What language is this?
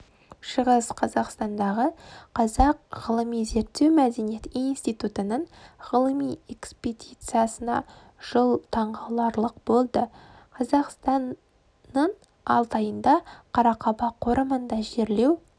Kazakh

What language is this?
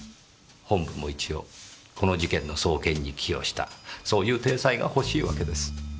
Japanese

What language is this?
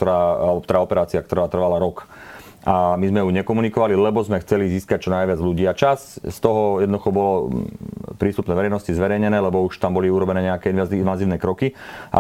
Slovak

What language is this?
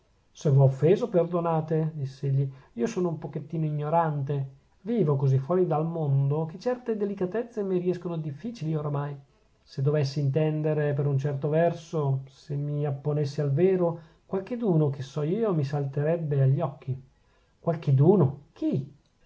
Italian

